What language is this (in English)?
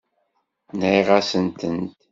Kabyle